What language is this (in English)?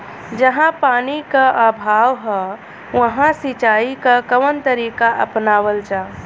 Bhojpuri